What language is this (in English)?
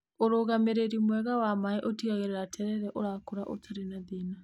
Kikuyu